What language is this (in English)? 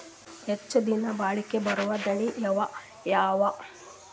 Kannada